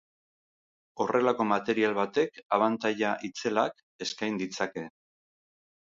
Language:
Basque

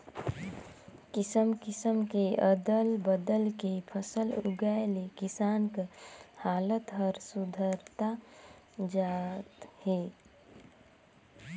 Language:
Chhattisgarhi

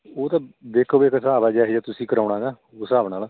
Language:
Punjabi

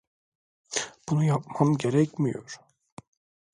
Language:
Turkish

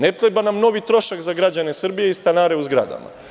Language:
Serbian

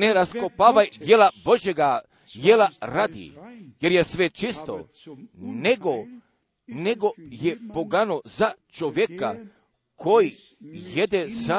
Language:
Croatian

